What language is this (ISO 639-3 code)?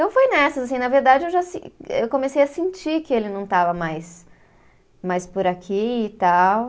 por